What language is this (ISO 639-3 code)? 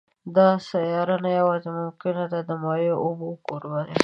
pus